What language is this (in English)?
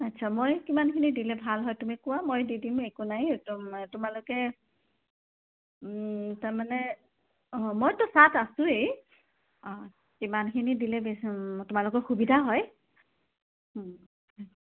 Assamese